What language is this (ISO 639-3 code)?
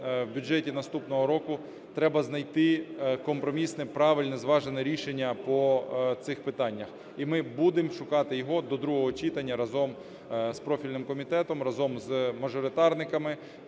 ukr